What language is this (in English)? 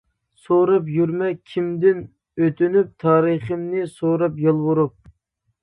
Uyghur